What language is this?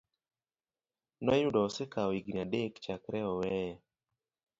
Luo (Kenya and Tanzania)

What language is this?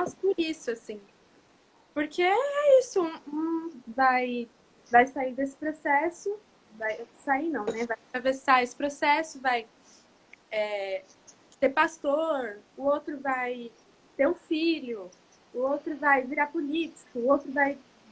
Portuguese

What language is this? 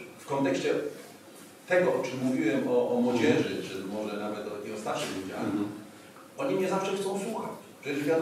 Polish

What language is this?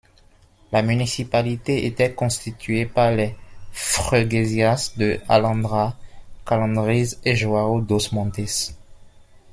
French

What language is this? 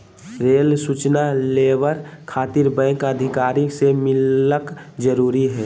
Magahi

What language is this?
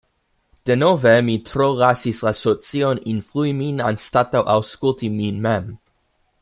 Esperanto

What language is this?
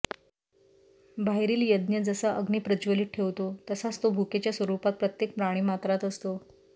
Marathi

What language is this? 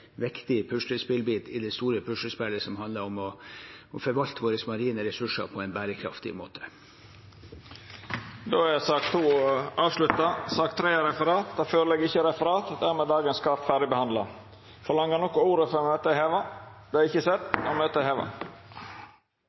Norwegian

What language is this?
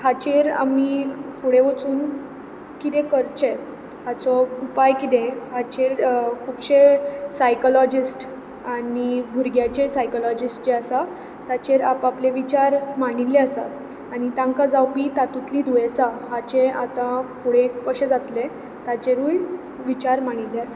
Konkani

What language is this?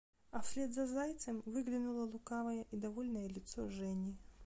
Russian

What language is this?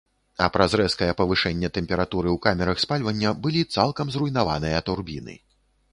Belarusian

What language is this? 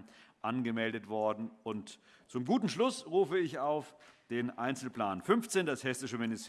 German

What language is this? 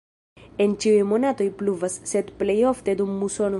Esperanto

